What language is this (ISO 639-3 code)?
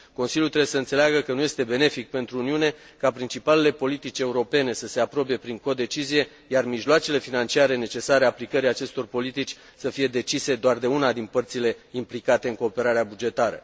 ron